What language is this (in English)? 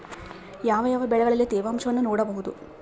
Kannada